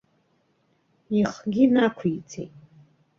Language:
Abkhazian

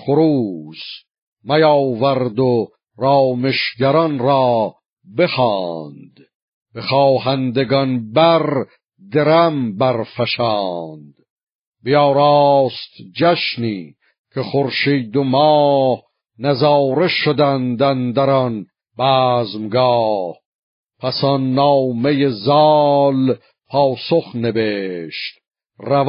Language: Persian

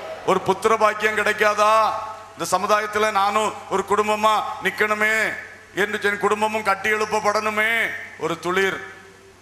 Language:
Turkish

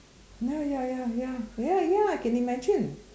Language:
English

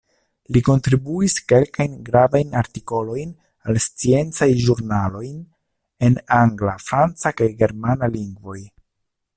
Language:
Esperanto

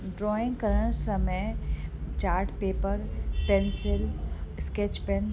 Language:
Sindhi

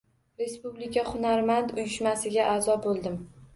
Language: Uzbek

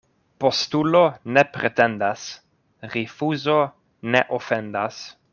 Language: Esperanto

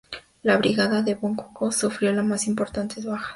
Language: Spanish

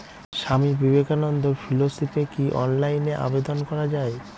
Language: Bangla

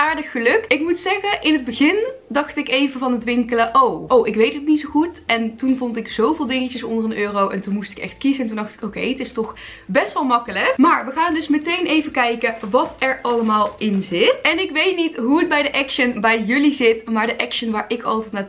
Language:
Dutch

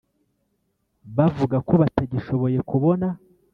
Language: Kinyarwanda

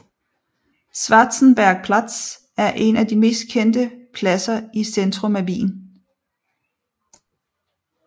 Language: Danish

